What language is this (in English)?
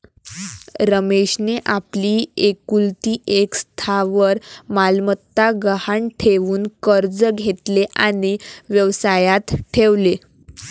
Marathi